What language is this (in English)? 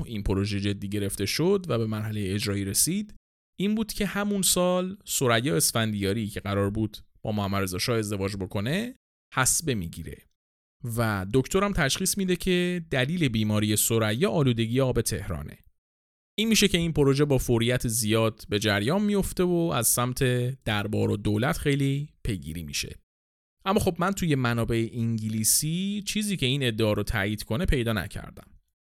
Persian